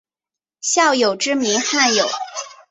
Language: Chinese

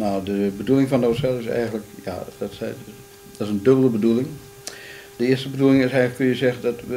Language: Dutch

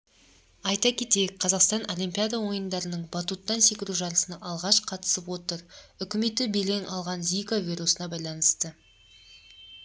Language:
Kazakh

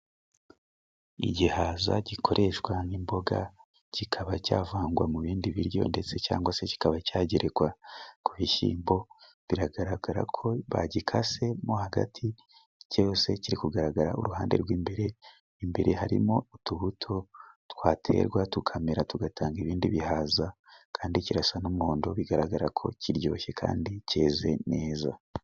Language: Kinyarwanda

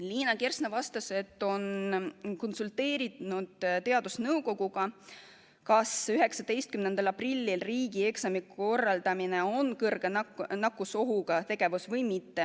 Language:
Estonian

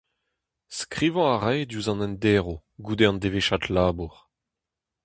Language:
Breton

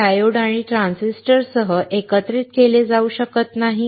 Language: Marathi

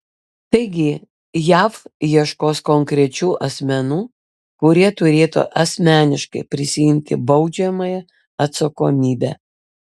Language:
Lithuanian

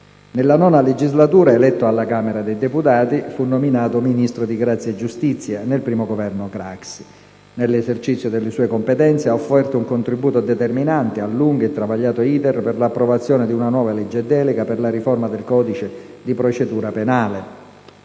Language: Italian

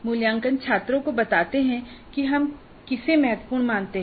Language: Hindi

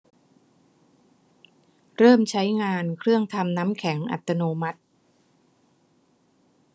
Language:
Thai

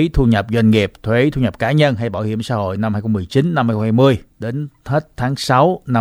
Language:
Vietnamese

